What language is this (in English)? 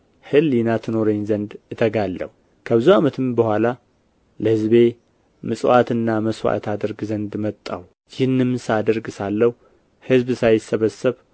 Amharic